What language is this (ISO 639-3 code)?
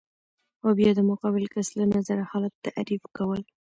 pus